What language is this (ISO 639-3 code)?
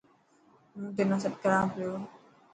mki